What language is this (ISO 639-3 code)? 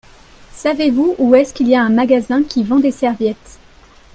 fra